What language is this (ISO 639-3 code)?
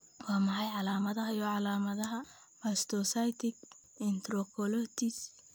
som